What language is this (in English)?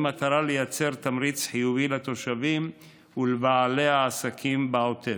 Hebrew